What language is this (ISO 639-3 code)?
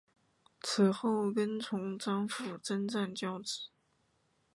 zho